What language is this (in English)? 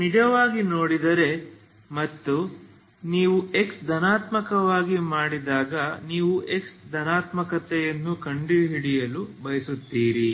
Kannada